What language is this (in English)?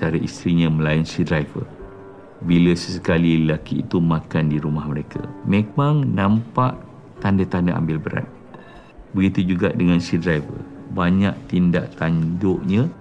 Malay